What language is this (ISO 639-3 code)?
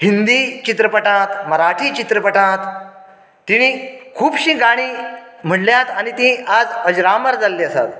kok